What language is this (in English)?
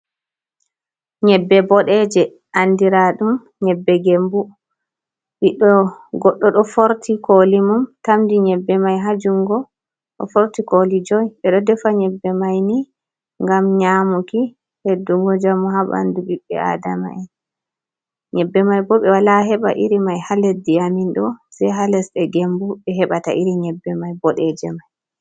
Fula